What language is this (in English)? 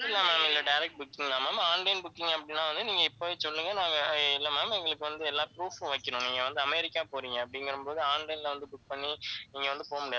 Tamil